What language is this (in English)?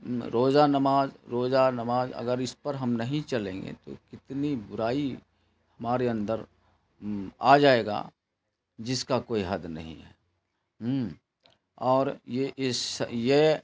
Urdu